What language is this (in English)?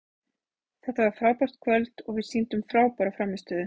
Icelandic